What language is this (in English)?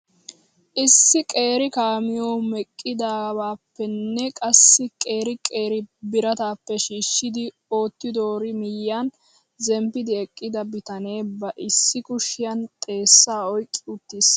Wolaytta